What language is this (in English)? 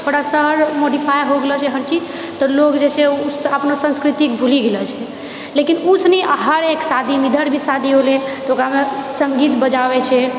Maithili